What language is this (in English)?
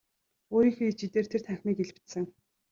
Mongolian